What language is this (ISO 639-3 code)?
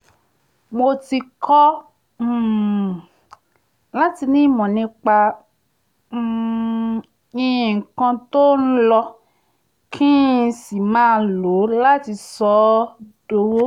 yor